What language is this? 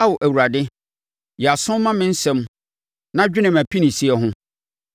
Akan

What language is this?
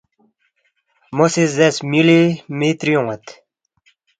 Balti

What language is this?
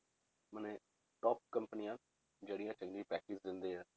Punjabi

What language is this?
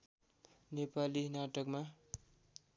Nepali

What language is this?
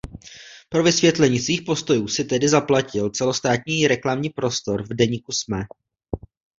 Czech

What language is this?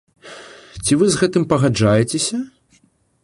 Belarusian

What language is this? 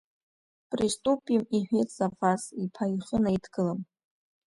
Abkhazian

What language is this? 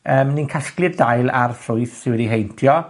Welsh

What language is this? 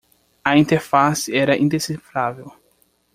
Portuguese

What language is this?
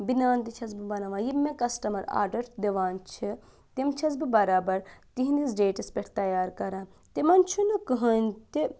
Kashmiri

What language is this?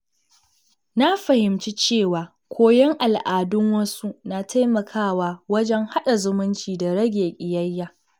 Hausa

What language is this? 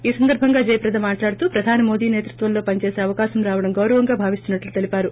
Telugu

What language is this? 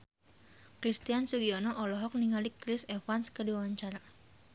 Sundanese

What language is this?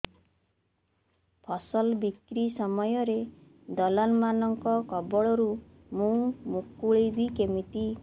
Odia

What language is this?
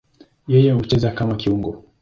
Swahili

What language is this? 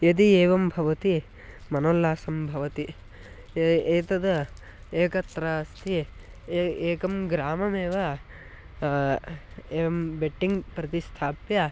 Sanskrit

